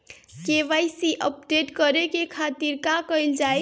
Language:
Bhojpuri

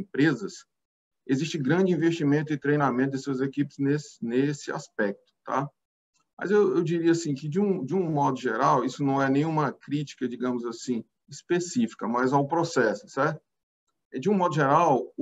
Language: Portuguese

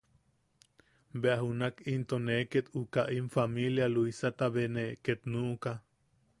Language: Yaqui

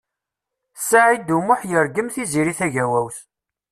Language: Kabyle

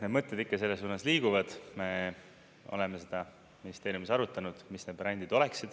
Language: Estonian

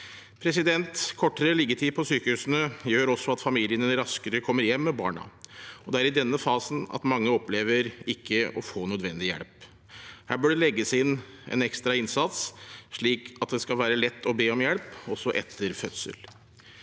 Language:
Norwegian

